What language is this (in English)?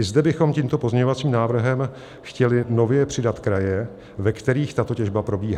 Czech